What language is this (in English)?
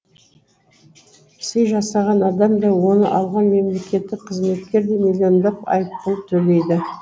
Kazakh